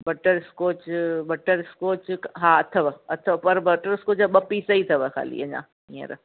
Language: Sindhi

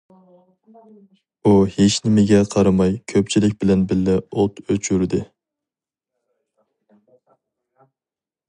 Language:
Uyghur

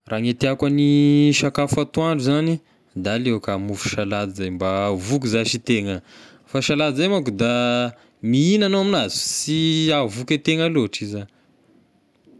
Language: Tesaka Malagasy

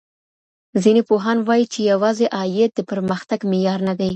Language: Pashto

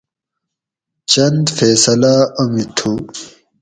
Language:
Gawri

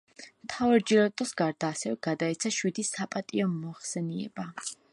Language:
Georgian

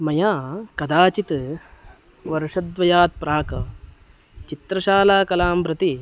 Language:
Sanskrit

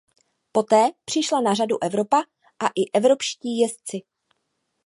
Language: Czech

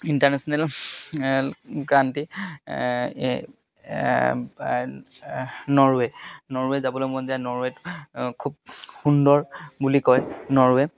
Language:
Assamese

